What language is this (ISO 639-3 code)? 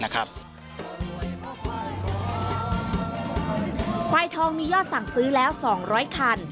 tha